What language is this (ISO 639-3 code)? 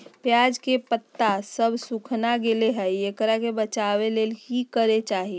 mag